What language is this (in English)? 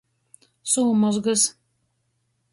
Latgalian